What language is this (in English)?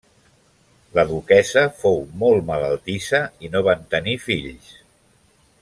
Catalan